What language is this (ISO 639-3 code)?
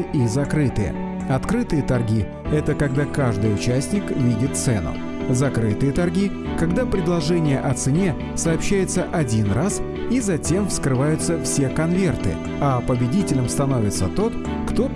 rus